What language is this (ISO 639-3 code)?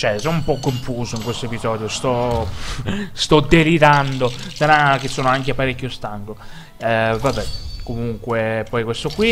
ita